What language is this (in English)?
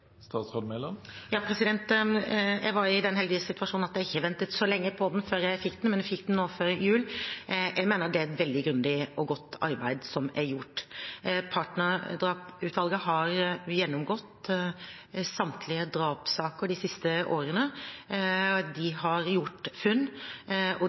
Norwegian